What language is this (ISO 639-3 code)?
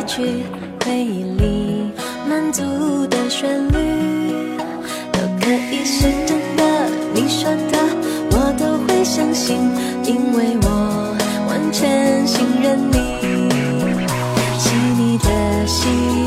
zho